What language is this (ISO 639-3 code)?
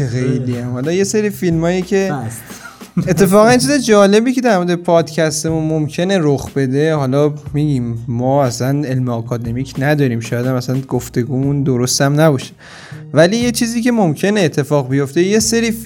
fas